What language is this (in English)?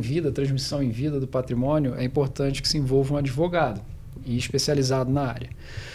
Portuguese